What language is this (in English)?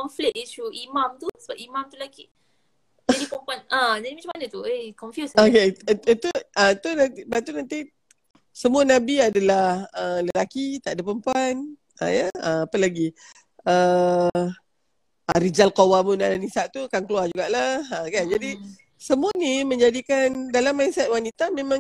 Malay